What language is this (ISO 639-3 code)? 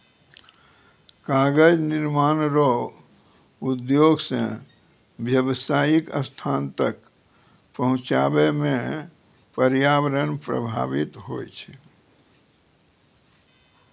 mai